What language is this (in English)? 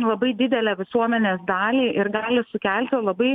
Lithuanian